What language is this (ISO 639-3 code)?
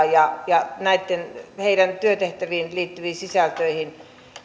fin